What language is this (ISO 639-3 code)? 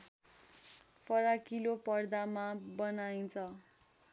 nep